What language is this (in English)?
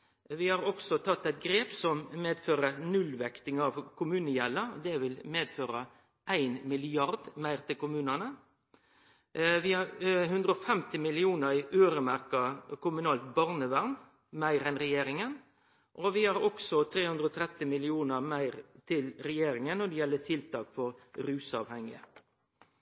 Norwegian Nynorsk